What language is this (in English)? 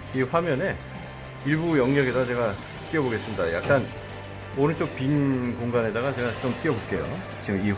Korean